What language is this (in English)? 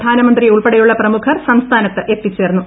Malayalam